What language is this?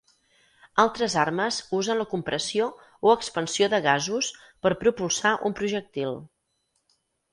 Catalan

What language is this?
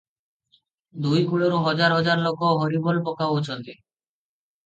Odia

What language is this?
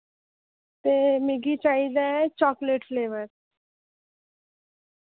Dogri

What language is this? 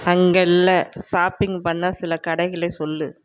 Tamil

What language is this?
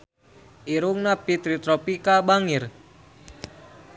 Sundanese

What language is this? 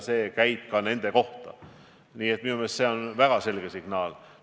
Estonian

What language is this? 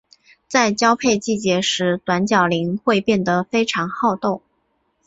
Chinese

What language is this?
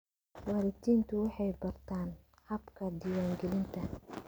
Somali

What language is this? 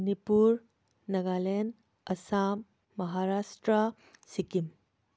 Manipuri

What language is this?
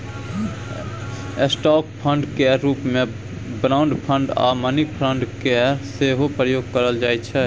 Maithili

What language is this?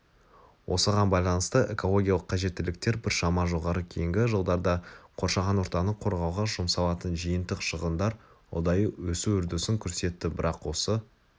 Kazakh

